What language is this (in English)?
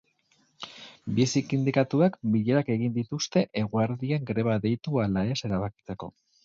Basque